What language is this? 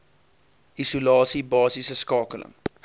Afrikaans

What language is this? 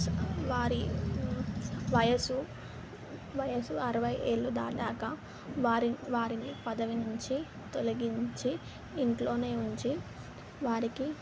Telugu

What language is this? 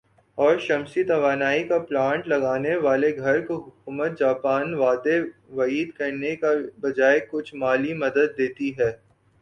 Urdu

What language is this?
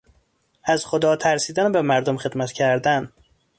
Persian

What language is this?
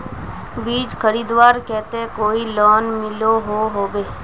Magahi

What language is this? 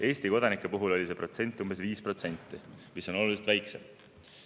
Estonian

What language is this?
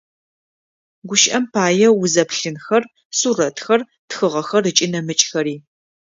Adyghe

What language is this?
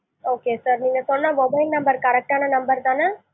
Tamil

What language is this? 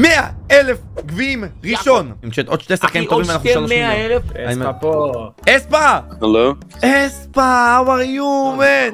Hebrew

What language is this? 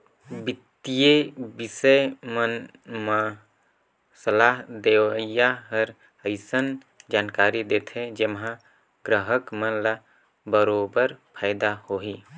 Chhattisgarhi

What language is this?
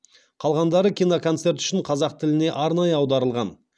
Kazakh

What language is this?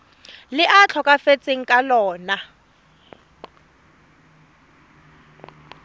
Tswana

